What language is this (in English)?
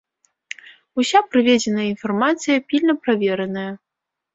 Belarusian